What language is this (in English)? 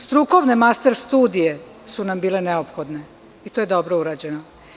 Serbian